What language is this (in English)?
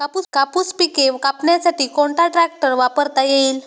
Marathi